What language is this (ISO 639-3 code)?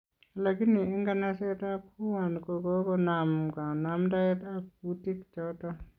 kln